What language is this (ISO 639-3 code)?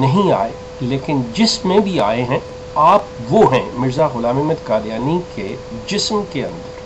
hin